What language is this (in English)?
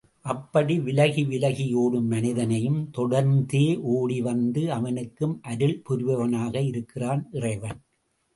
Tamil